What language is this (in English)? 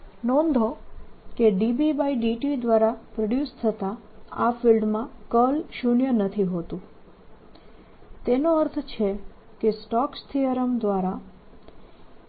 Gujarati